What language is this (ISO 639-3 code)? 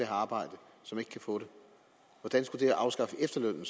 dan